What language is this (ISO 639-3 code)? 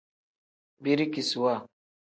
kdh